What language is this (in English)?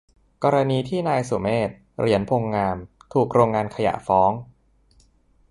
Thai